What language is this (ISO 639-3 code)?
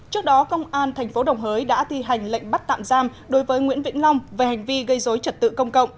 vie